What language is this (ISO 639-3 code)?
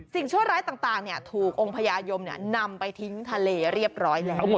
tha